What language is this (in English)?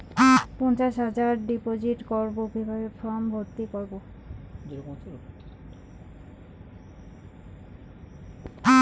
Bangla